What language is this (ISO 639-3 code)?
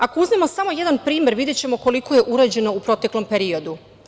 srp